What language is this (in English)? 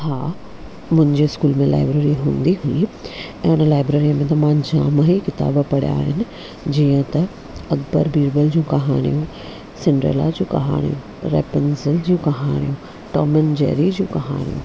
Sindhi